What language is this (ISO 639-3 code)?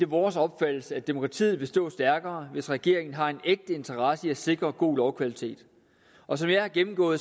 dan